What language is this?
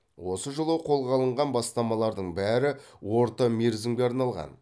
Kazakh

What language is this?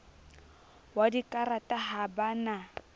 Southern Sotho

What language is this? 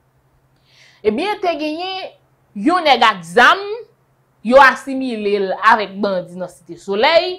French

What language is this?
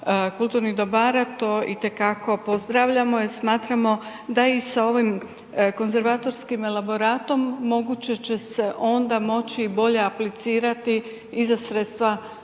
Croatian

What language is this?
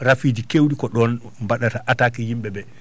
Fula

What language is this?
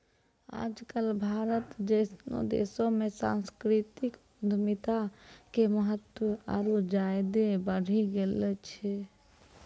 Maithili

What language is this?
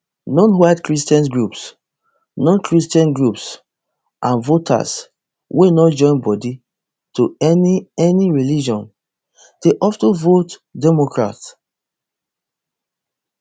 Nigerian Pidgin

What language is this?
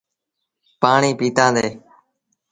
Sindhi Bhil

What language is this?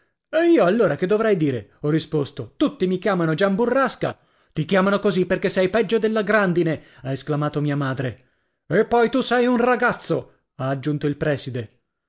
Italian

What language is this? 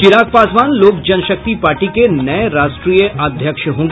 Hindi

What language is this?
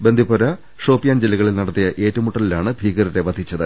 Malayalam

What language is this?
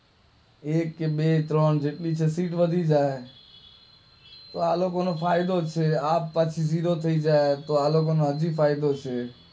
Gujarati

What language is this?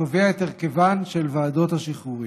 Hebrew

